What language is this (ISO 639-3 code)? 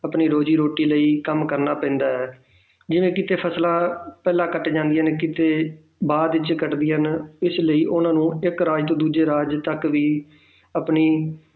pan